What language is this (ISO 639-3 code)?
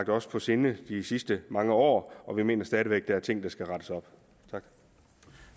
dan